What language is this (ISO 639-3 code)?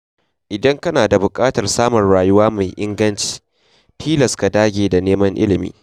hau